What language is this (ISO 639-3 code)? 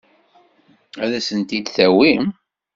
kab